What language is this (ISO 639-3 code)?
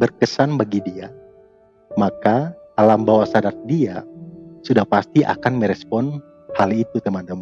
ind